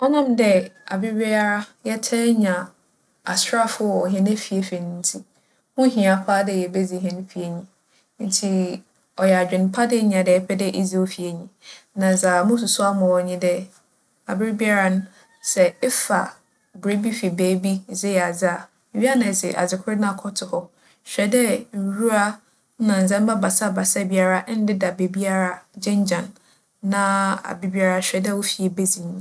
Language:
Akan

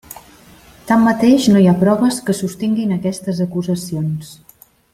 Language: Catalan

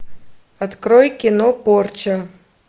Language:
Russian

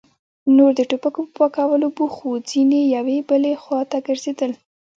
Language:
Pashto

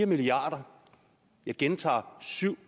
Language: Danish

